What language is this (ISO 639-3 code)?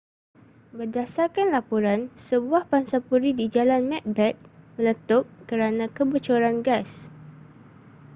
msa